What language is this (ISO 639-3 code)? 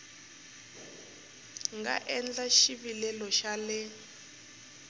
tso